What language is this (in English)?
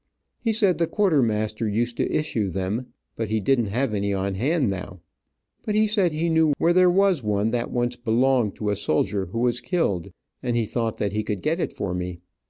English